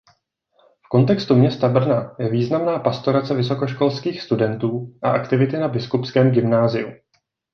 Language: Czech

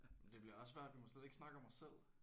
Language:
Danish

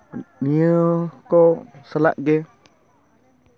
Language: Santali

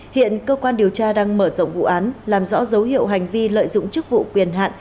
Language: Vietnamese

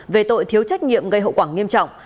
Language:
Vietnamese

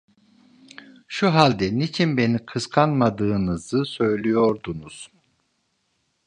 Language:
Turkish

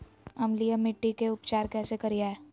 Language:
Magahi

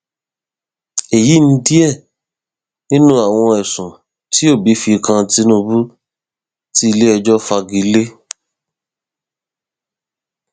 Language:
Yoruba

